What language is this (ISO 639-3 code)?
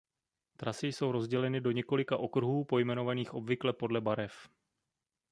ces